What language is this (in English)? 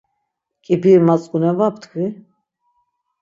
Laz